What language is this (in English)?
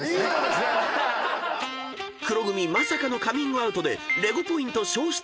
Japanese